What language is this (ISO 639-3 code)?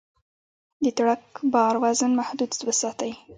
pus